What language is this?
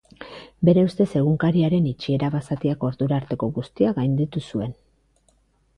Basque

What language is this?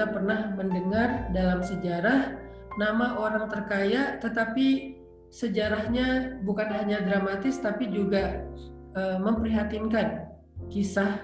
Indonesian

